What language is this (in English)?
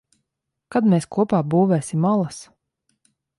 Latvian